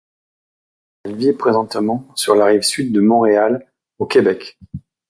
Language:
French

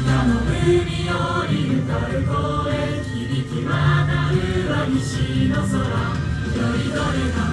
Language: Japanese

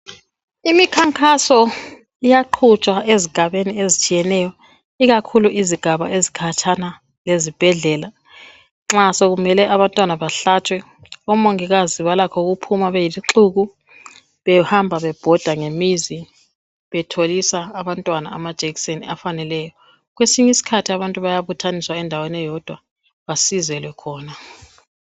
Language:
North Ndebele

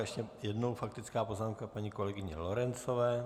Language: Czech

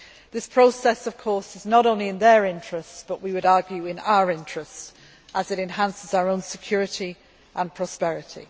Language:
English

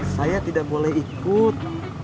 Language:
Indonesian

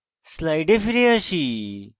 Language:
Bangla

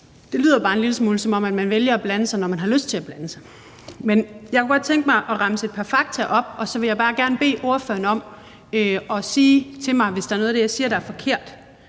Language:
Danish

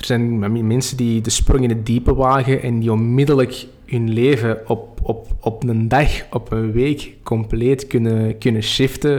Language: Dutch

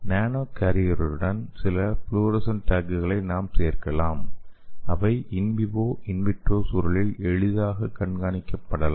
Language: Tamil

